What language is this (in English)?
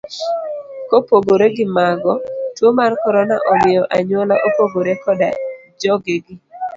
Luo (Kenya and Tanzania)